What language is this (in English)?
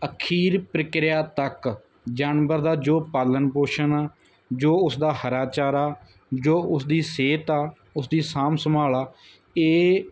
Punjabi